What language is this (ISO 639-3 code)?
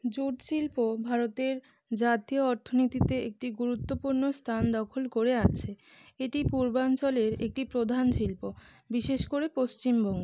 ben